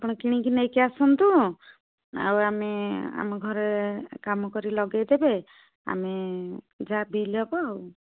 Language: Odia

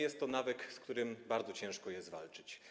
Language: Polish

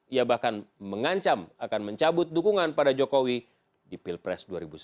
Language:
Indonesian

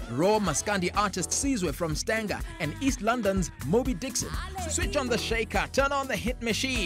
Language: English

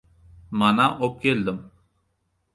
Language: Uzbek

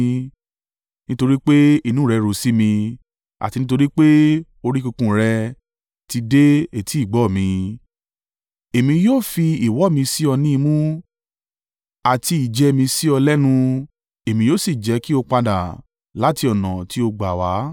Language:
Yoruba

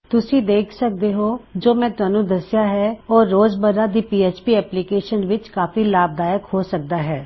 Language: Punjabi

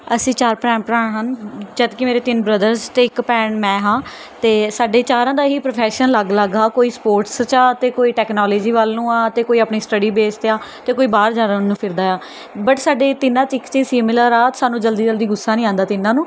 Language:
Punjabi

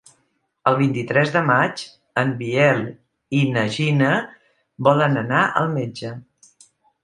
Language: Catalan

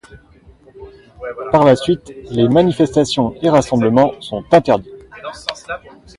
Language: French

